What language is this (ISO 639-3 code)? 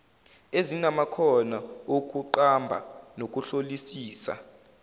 zul